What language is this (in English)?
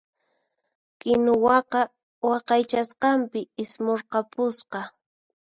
Puno Quechua